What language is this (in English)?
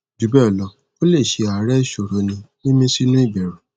Yoruba